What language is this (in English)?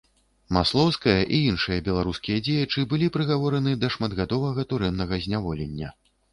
Belarusian